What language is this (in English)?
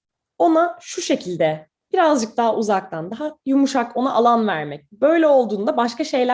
Turkish